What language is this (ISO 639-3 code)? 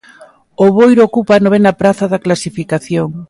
glg